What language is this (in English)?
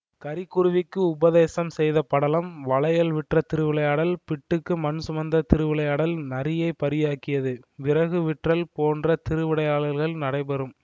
Tamil